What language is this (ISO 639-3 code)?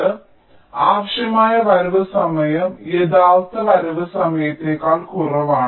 mal